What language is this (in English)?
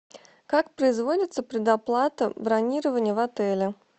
Russian